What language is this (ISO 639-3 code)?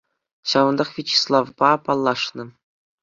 chv